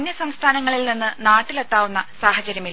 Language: Malayalam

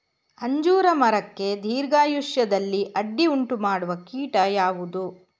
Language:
Kannada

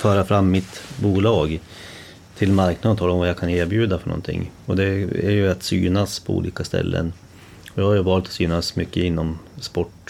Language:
Swedish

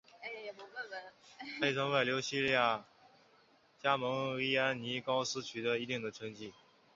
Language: Chinese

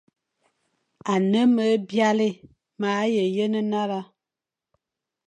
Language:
Fang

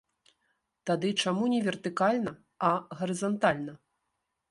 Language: Belarusian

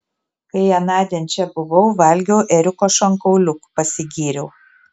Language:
Lithuanian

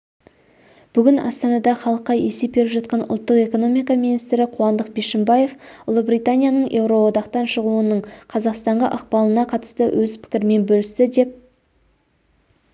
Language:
Kazakh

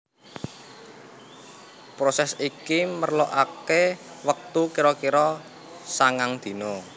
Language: Javanese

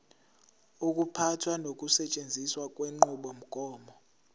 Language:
Zulu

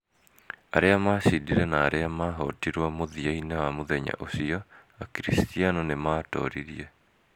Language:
Kikuyu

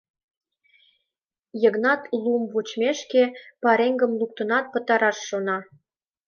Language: Mari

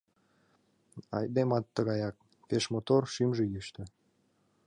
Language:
Mari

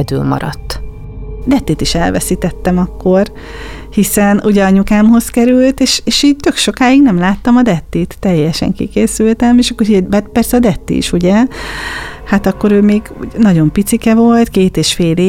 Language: Hungarian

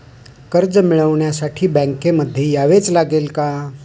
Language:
Marathi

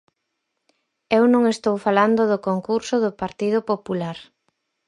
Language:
Galician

